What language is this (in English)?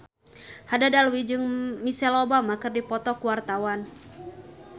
Sundanese